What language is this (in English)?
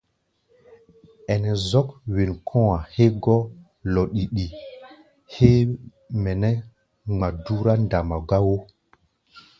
Gbaya